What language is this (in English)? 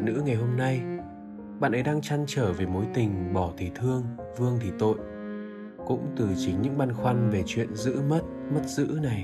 Vietnamese